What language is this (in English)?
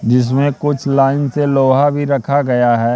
Hindi